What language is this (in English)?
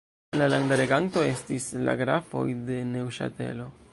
Esperanto